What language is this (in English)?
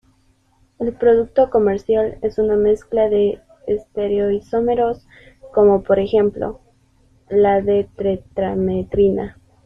Spanish